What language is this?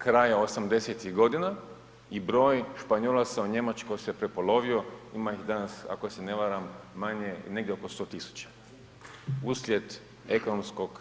Croatian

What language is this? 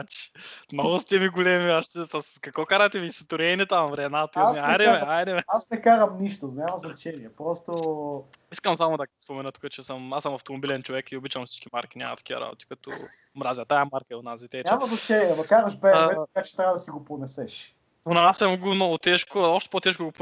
Bulgarian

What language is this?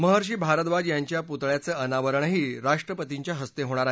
Marathi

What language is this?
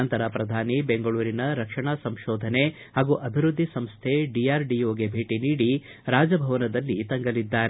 Kannada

